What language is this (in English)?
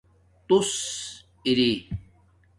Domaaki